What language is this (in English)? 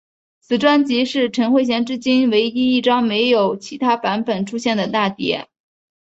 Chinese